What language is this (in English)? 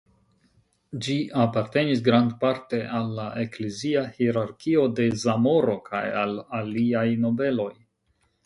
Esperanto